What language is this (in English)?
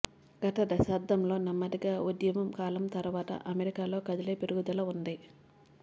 Telugu